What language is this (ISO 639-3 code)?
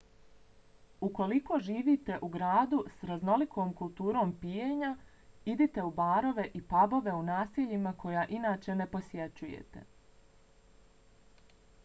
bos